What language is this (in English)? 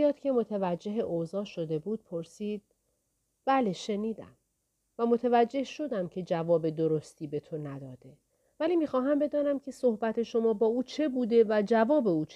Persian